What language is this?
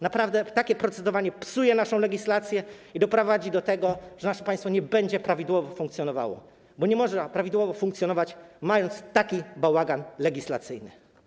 Polish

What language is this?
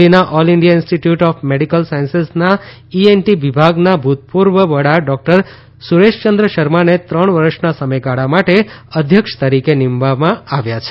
Gujarati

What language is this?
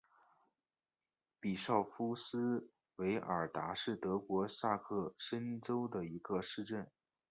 Chinese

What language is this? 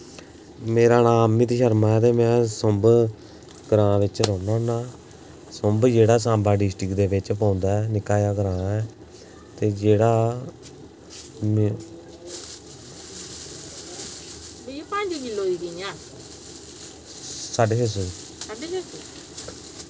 Dogri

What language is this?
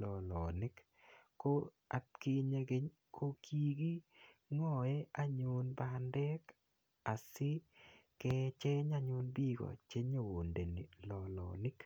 Kalenjin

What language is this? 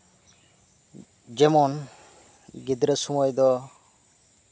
Santali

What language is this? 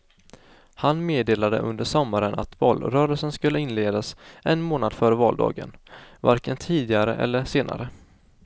Swedish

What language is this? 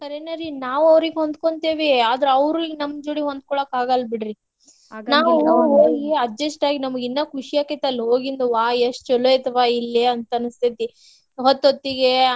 Kannada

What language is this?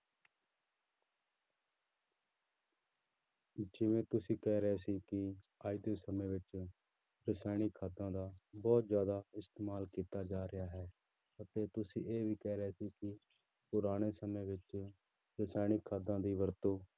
Punjabi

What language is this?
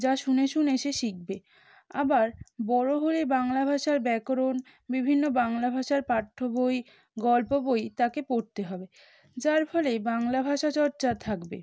Bangla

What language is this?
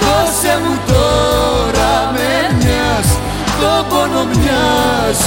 Greek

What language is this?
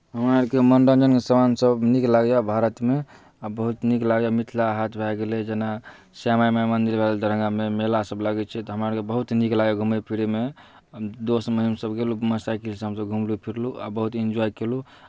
Maithili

